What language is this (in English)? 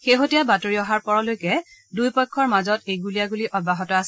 Assamese